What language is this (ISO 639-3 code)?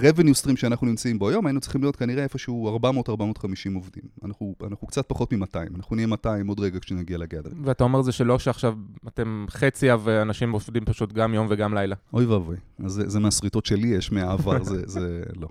heb